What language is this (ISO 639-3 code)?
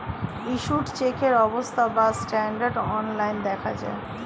ben